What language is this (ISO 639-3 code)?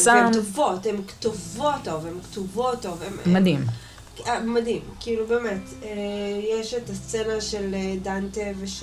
heb